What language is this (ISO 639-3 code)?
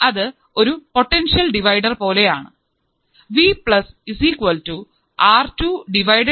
mal